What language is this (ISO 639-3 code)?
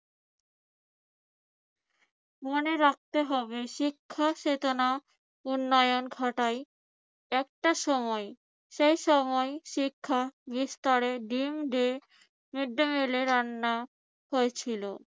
ben